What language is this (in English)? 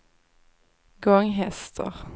Swedish